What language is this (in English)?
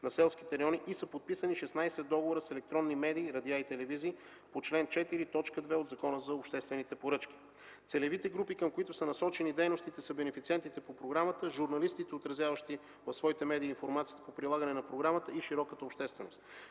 Bulgarian